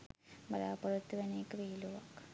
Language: Sinhala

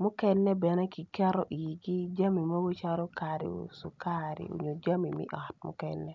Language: Acoli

